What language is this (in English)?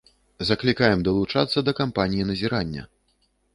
Belarusian